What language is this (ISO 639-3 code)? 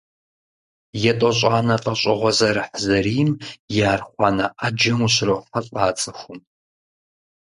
kbd